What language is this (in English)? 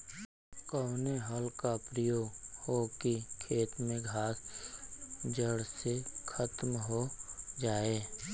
Bhojpuri